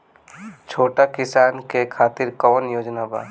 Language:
Bhojpuri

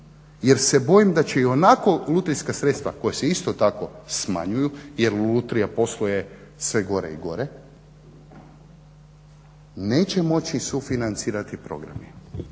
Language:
Croatian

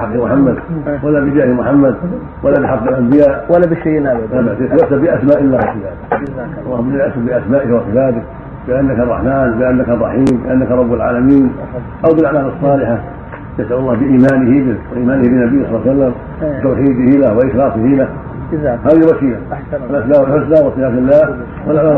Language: Arabic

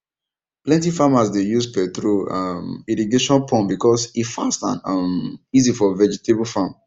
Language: Nigerian Pidgin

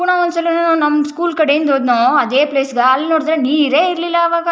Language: Kannada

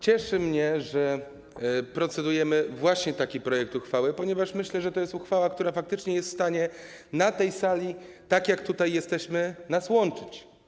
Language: Polish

